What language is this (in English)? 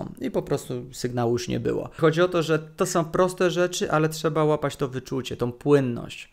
Polish